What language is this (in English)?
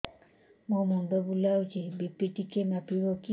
Odia